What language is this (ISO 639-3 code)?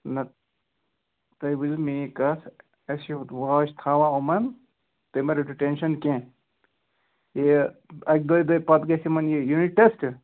kas